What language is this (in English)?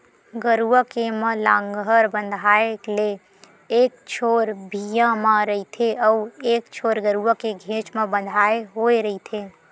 Chhattisgarhi